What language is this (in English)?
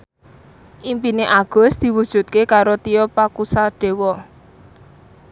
Javanese